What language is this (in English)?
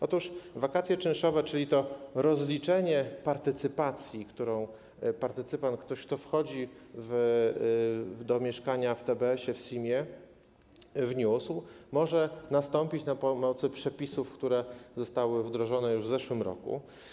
Polish